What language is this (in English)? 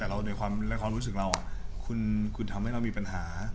Thai